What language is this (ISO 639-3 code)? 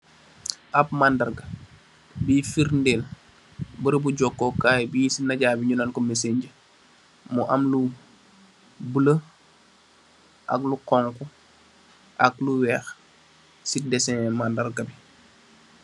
wol